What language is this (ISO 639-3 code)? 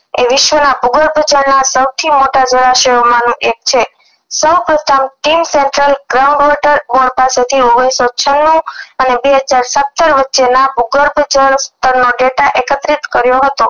guj